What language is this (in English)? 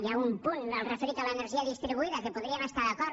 Catalan